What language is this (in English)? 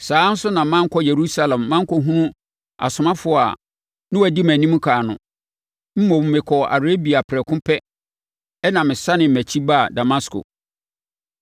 Akan